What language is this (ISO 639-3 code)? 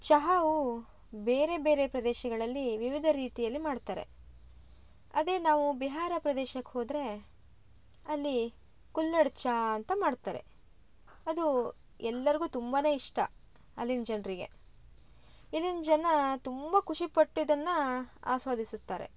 kan